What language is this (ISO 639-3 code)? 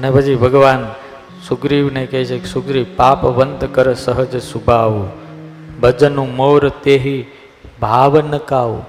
guj